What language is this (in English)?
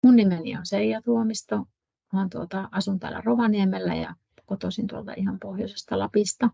Finnish